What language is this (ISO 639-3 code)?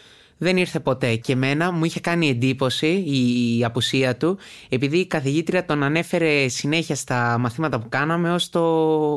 ell